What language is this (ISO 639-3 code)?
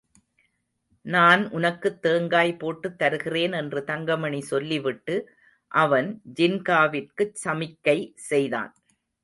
tam